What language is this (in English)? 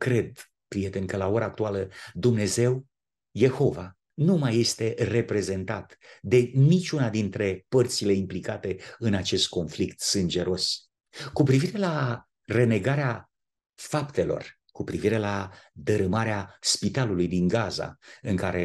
Romanian